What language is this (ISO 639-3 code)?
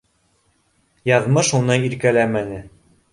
bak